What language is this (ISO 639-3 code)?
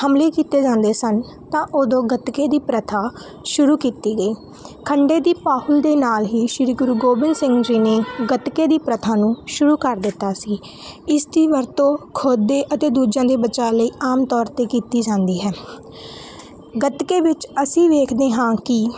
pan